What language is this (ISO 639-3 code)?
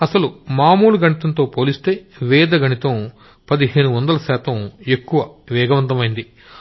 tel